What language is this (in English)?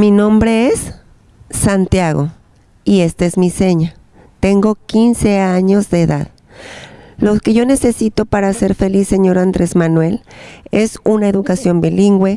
Spanish